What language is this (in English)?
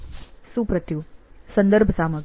Gujarati